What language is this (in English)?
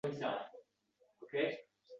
Uzbek